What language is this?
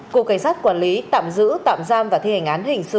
Vietnamese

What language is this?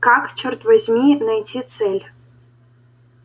Russian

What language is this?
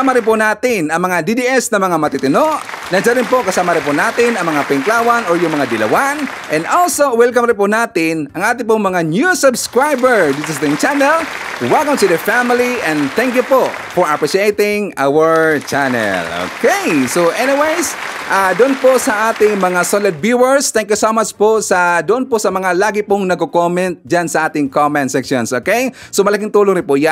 Filipino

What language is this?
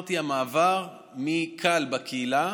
Hebrew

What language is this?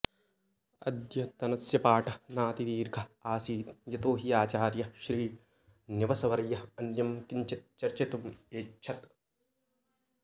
Sanskrit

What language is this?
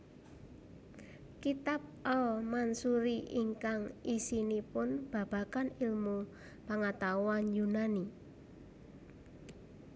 Javanese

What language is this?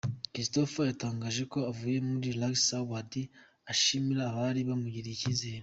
Kinyarwanda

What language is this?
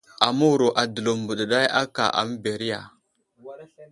Wuzlam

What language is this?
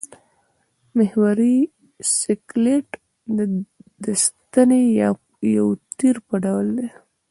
Pashto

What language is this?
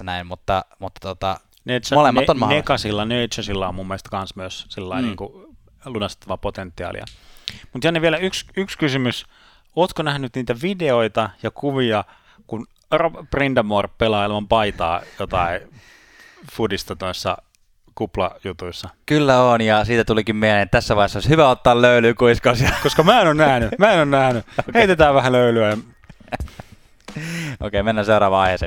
Finnish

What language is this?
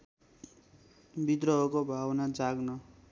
Nepali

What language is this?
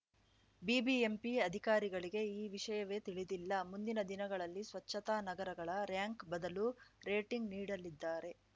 Kannada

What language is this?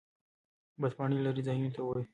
Pashto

